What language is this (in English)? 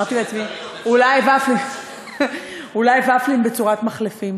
Hebrew